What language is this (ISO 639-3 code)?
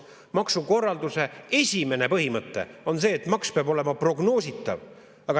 est